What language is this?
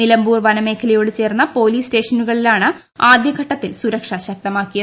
Malayalam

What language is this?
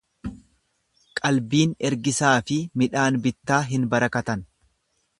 Oromo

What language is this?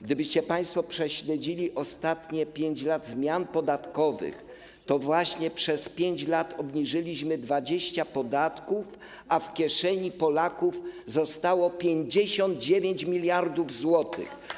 Polish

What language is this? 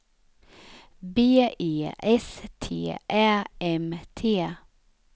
Swedish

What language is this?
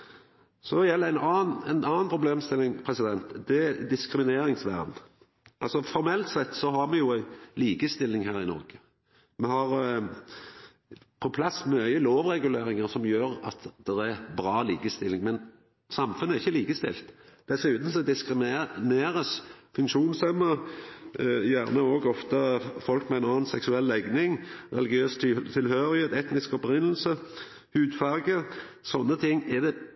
Norwegian Nynorsk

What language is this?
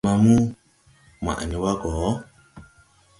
Tupuri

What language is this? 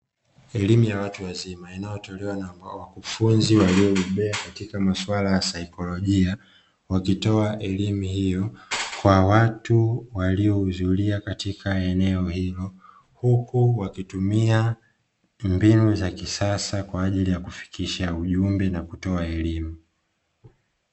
Swahili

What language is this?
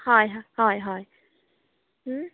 Konkani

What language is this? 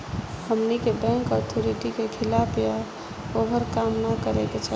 Bhojpuri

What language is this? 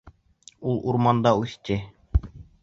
Bashkir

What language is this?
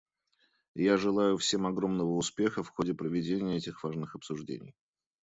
Russian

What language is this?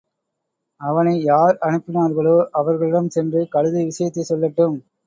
Tamil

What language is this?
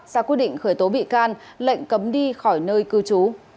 Vietnamese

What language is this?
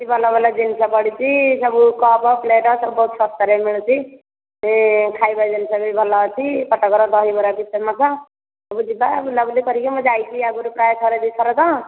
Odia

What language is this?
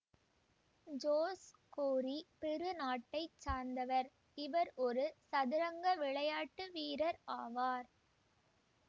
Tamil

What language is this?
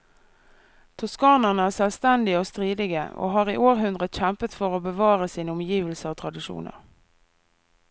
Norwegian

